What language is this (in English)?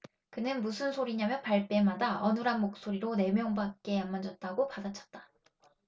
Korean